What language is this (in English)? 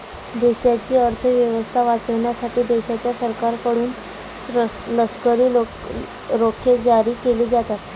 Marathi